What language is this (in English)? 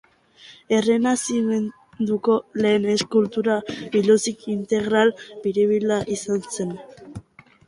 Basque